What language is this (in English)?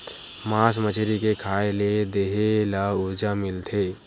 Chhattisgarhi